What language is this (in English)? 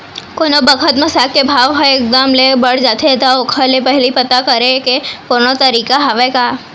Chhattisgarhi